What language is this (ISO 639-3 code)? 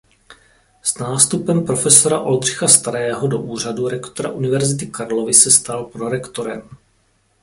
ces